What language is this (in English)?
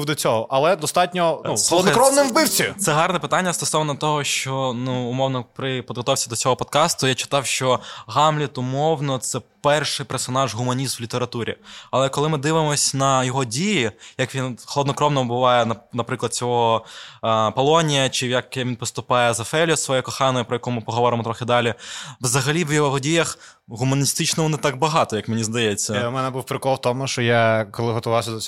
Ukrainian